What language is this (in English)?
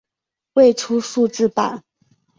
Chinese